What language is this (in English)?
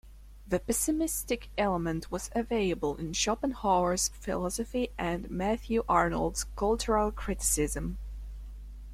English